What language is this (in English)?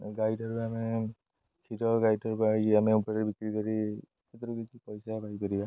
Odia